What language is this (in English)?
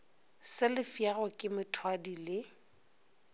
Northern Sotho